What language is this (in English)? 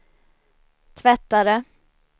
Swedish